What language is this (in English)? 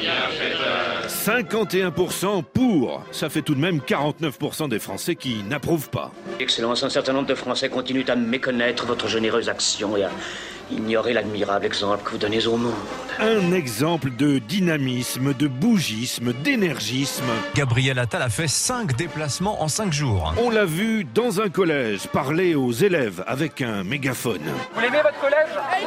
French